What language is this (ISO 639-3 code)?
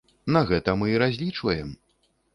bel